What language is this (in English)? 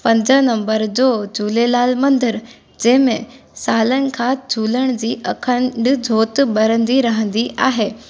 Sindhi